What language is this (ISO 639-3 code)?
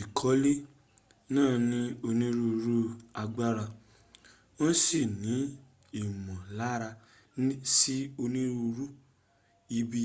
yor